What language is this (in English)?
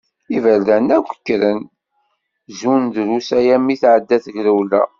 Kabyle